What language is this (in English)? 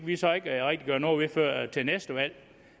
Danish